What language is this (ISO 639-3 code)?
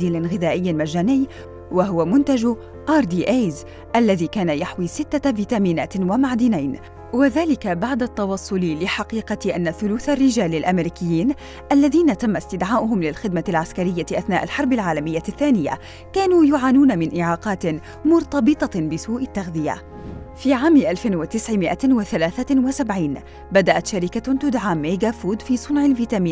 ara